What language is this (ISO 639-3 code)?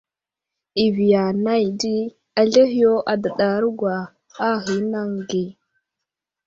udl